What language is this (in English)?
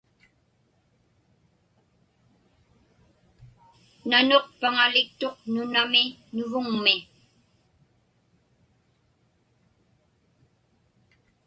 Inupiaq